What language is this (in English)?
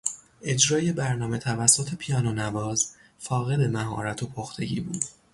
Persian